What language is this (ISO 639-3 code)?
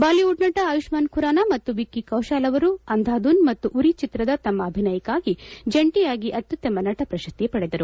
kan